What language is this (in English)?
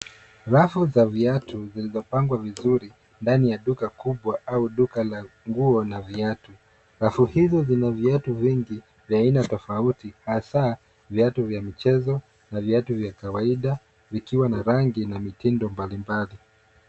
Swahili